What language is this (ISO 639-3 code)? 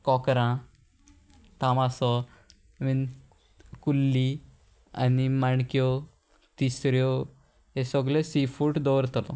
kok